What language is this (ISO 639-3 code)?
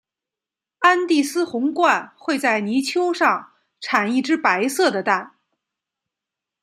zho